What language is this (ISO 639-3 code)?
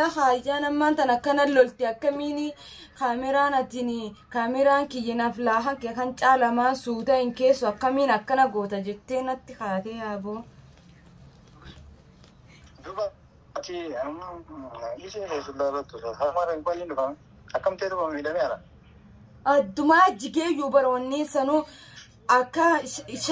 ara